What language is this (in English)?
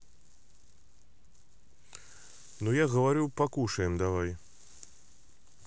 Russian